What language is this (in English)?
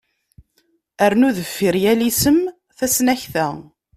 Kabyle